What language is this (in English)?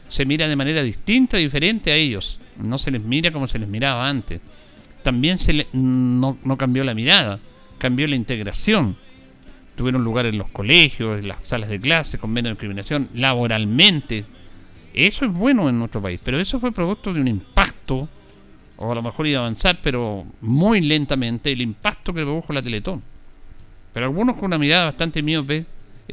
Spanish